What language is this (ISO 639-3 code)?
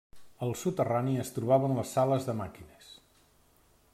cat